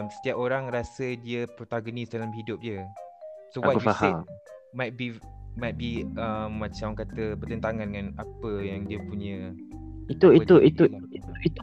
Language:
Malay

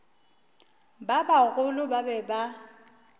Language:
Northern Sotho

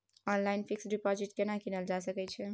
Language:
Maithili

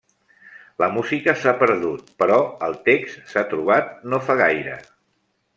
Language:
Catalan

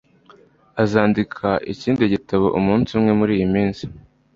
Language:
Kinyarwanda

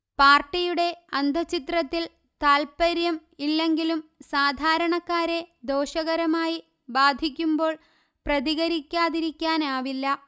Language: Malayalam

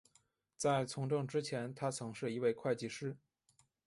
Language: Chinese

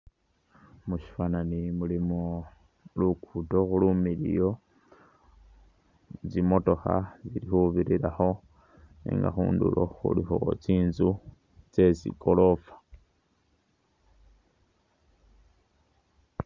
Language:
Masaaba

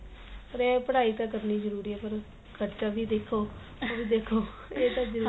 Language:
Punjabi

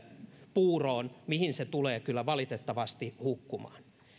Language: Finnish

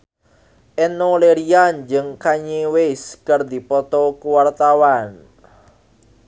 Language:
Sundanese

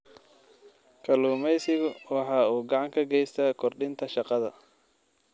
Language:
Somali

